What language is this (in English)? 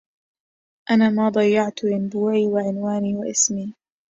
Arabic